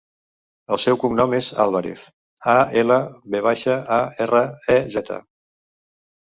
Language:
Catalan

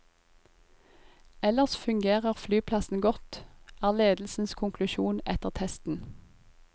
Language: Norwegian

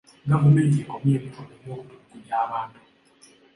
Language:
Ganda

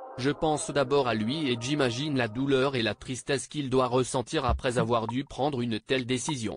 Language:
French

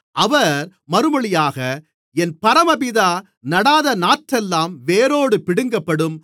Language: Tamil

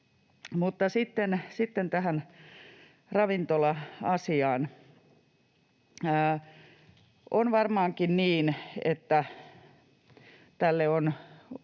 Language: Finnish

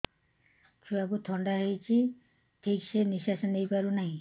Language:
Odia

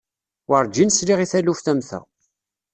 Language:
Kabyle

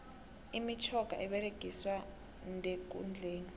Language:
South Ndebele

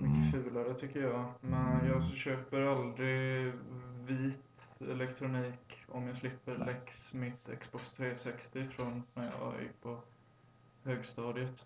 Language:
Swedish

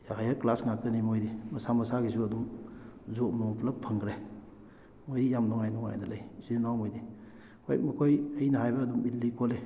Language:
Manipuri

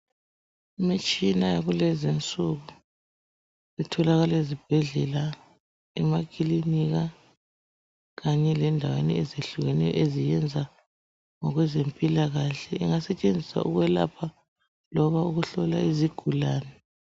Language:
North Ndebele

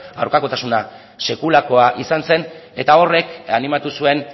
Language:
Basque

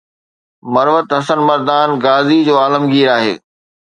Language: Sindhi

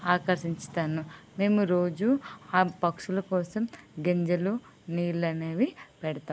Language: Telugu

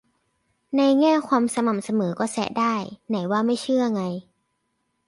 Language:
Thai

